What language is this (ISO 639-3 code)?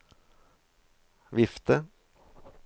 nor